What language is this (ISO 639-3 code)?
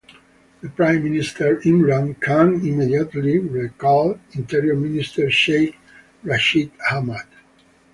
eng